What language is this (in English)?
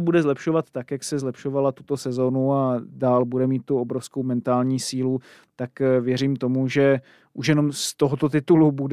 Czech